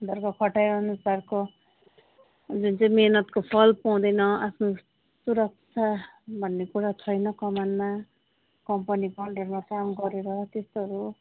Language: Nepali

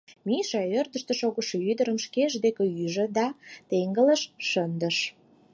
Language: Mari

